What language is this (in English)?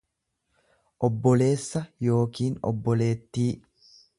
Oromo